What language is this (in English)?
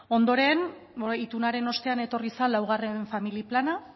Basque